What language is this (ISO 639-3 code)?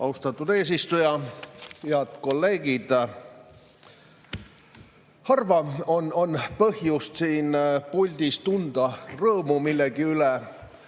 est